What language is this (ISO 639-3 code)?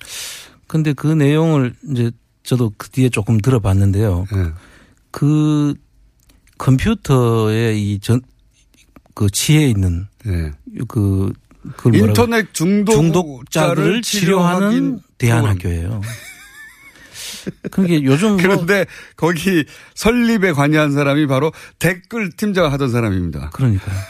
kor